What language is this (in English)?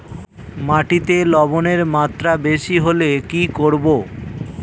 Bangla